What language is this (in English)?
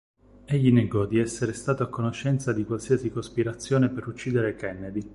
Italian